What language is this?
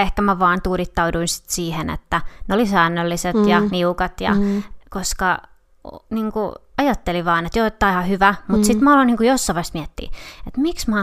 Finnish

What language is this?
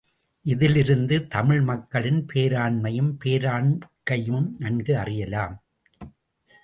Tamil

